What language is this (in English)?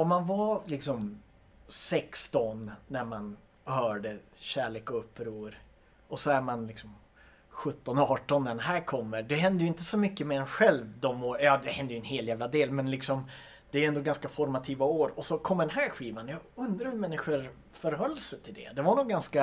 Swedish